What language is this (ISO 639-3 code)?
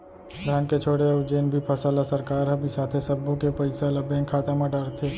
hne